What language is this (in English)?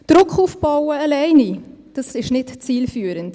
Swiss German